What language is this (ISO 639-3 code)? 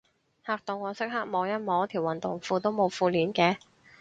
yue